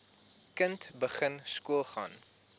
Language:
Afrikaans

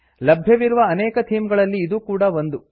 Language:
Kannada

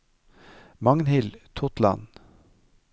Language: Norwegian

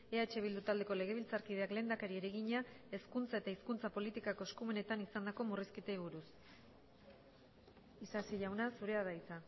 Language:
Basque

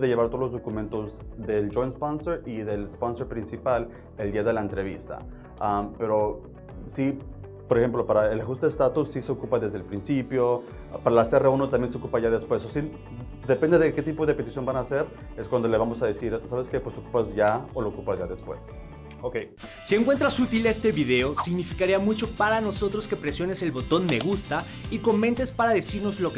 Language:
Spanish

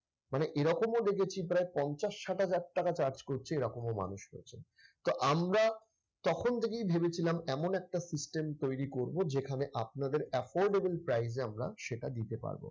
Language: Bangla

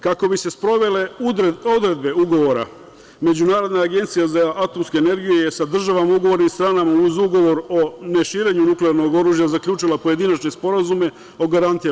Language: Serbian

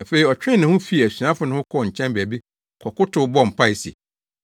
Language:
Akan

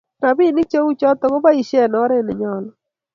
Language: Kalenjin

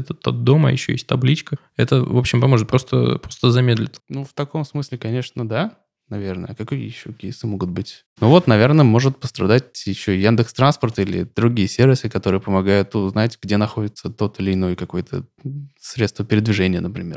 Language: Russian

